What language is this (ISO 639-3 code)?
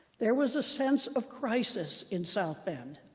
eng